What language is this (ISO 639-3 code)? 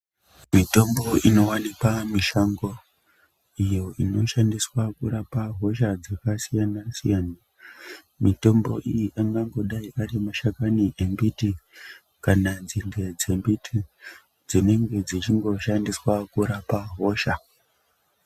ndc